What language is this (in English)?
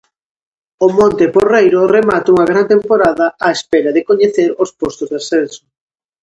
Galician